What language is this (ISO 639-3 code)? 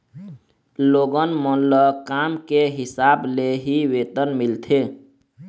hne